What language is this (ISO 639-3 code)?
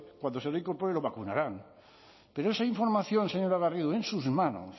spa